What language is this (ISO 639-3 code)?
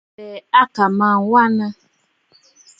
bfd